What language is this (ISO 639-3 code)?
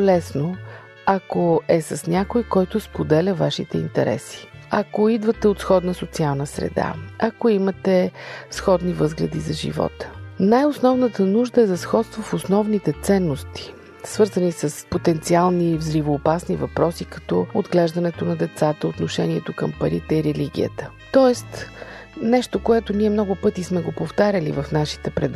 bul